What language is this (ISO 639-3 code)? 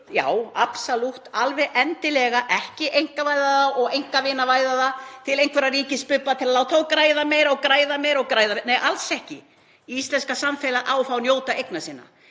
isl